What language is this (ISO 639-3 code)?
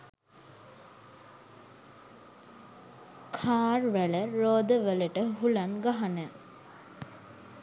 sin